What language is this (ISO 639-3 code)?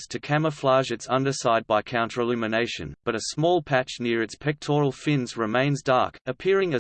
eng